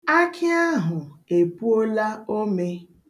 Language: Igbo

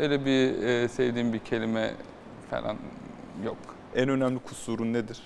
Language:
Turkish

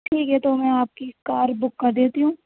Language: Urdu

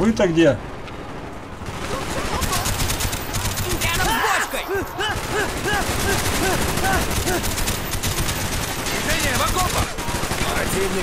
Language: Russian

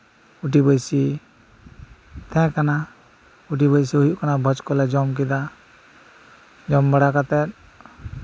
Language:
Santali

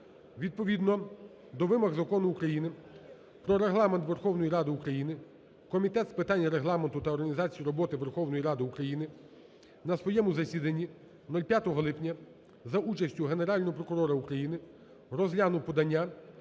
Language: Ukrainian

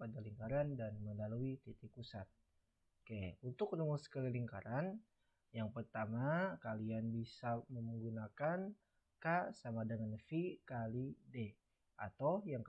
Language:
Indonesian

